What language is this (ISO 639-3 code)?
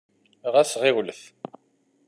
kab